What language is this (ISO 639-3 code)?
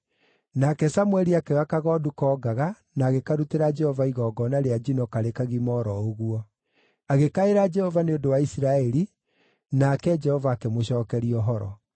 kik